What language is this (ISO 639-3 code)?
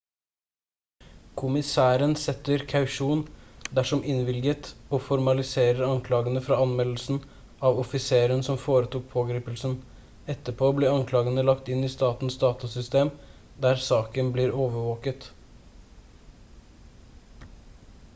nob